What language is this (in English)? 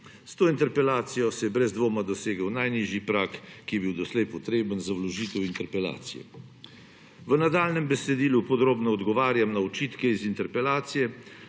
Slovenian